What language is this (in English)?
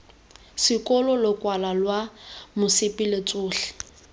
Tswana